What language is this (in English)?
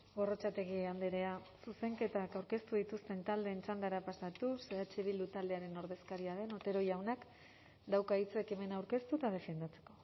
Basque